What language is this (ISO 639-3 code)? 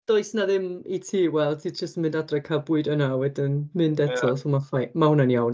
cym